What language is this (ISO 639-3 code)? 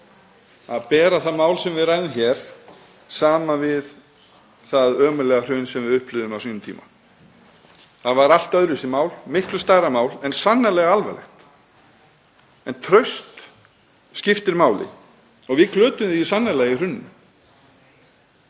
isl